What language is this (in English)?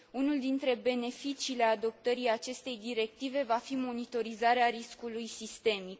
Romanian